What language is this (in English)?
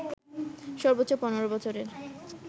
Bangla